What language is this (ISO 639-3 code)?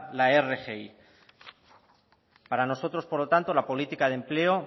spa